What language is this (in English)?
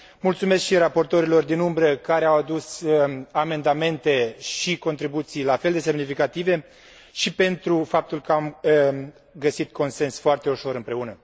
Romanian